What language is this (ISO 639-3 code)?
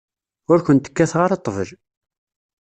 kab